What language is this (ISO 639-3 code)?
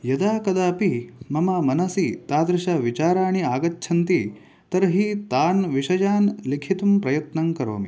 san